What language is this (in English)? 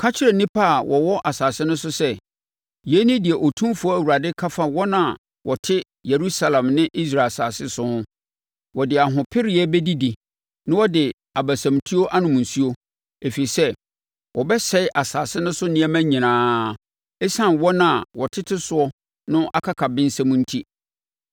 Akan